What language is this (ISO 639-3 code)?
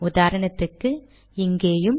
tam